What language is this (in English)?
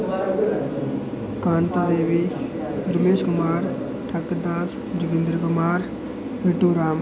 Dogri